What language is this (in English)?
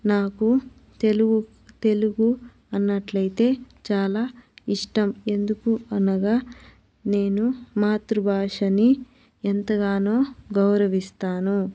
Telugu